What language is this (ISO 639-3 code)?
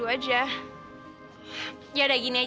ind